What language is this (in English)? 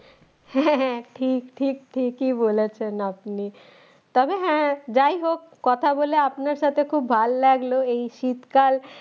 Bangla